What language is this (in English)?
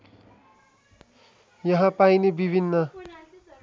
Nepali